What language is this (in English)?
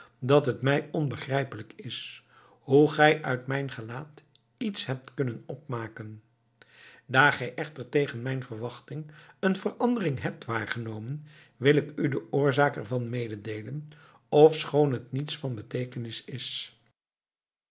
Dutch